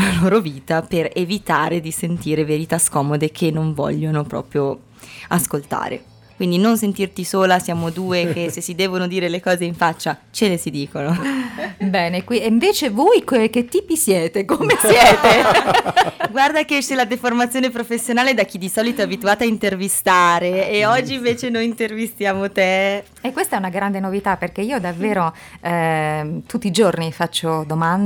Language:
Italian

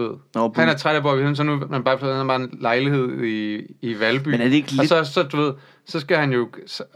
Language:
Danish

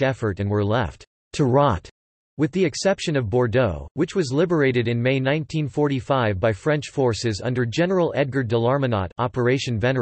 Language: English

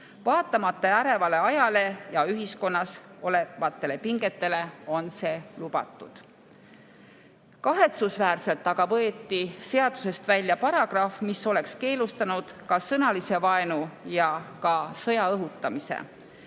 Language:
Estonian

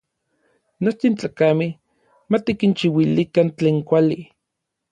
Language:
Orizaba Nahuatl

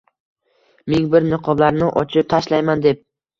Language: Uzbek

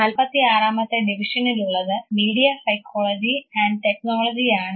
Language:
Malayalam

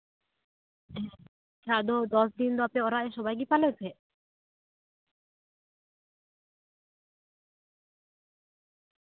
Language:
Santali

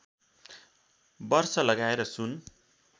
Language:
Nepali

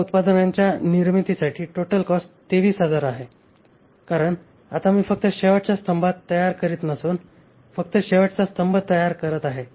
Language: Marathi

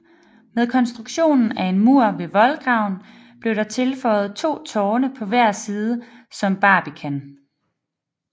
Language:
Danish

